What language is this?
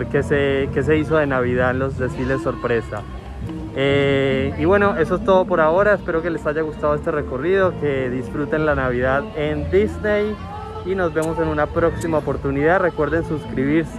Spanish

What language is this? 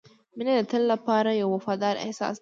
Pashto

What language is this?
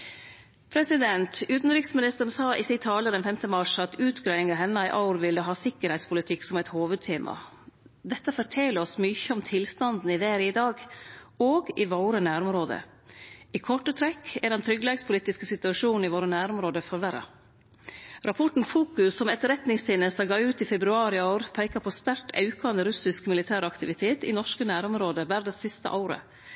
Norwegian Nynorsk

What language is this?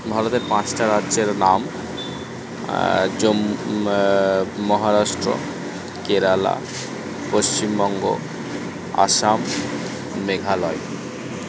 Bangla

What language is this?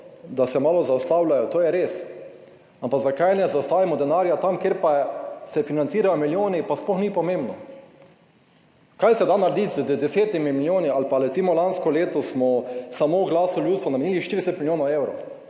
Slovenian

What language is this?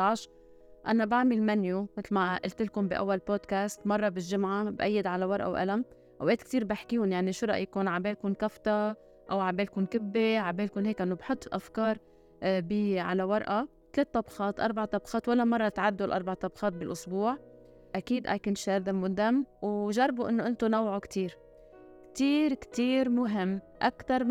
Arabic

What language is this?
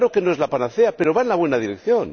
Spanish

